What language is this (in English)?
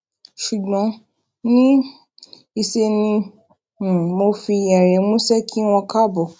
Yoruba